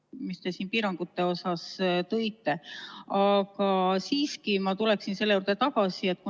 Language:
Estonian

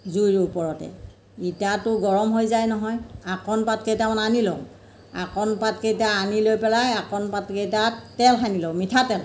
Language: Assamese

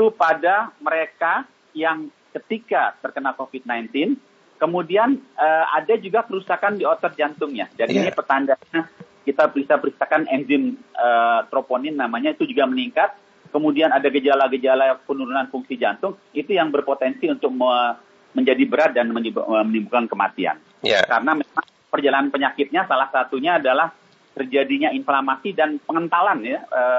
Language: Indonesian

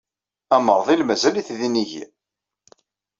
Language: Kabyle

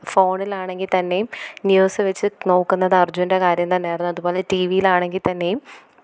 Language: Malayalam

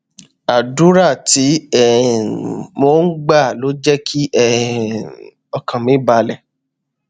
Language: Yoruba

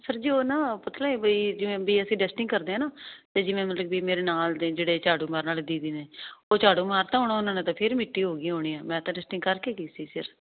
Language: Punjabi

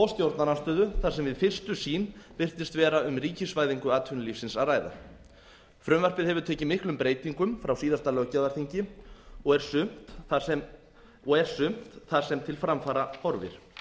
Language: Icelandic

